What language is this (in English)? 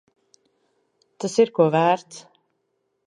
Latvian